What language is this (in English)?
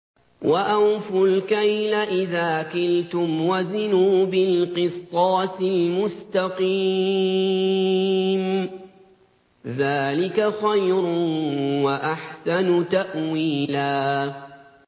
Arabic